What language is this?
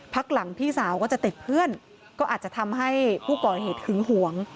Thai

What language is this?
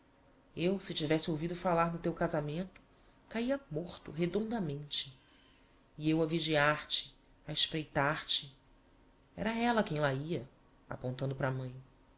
Portuguese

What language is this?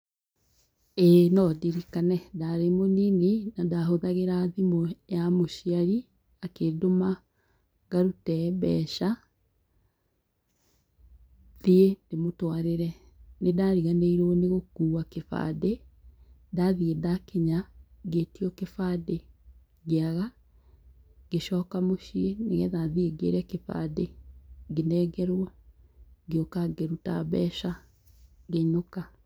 Kikuyu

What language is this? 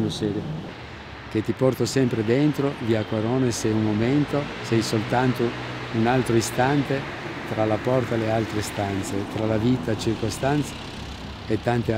Italian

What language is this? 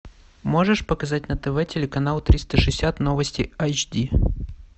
Russian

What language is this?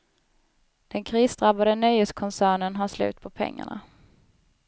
Swedish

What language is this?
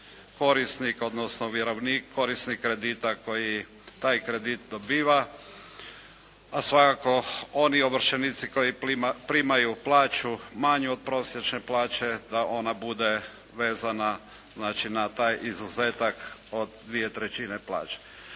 Croatian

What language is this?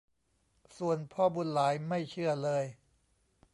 Thai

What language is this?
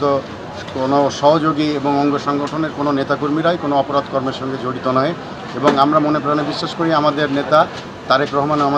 Bangla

